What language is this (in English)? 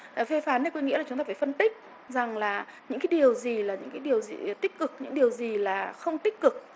Vietnamese